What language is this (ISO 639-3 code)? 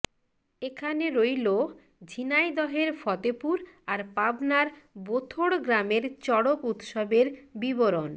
ben